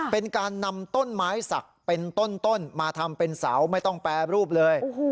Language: Thai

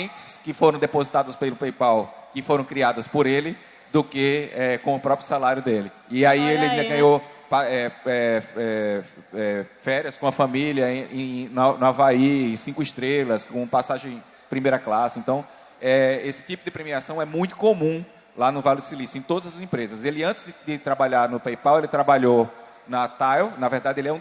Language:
Portuguese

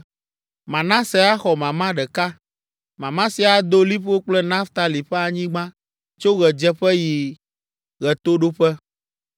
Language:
Ewe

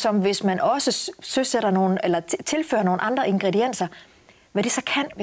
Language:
Danish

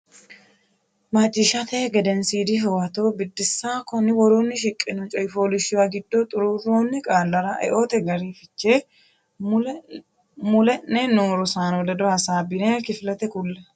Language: Sidamo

